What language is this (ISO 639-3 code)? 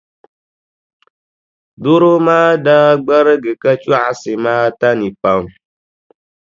dag